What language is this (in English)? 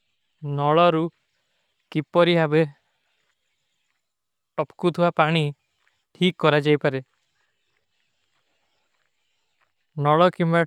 Kui (India)